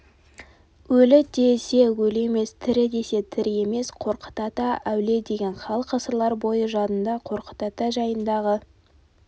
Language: Kazakh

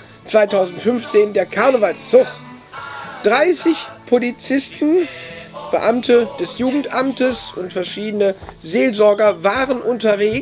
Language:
German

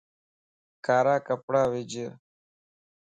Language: Lasi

